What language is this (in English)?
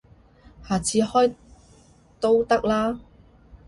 Cantonese